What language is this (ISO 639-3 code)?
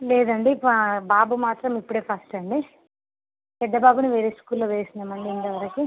tel